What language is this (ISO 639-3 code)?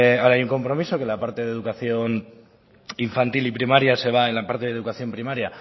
spa